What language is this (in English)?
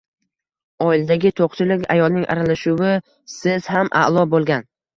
Uzbek